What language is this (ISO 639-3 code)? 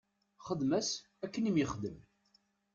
kab